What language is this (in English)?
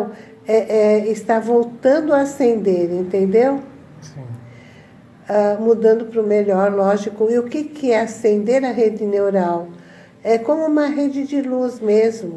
Portuguese